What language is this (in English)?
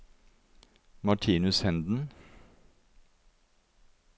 Norwegian